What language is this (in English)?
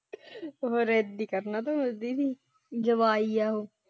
Punjabi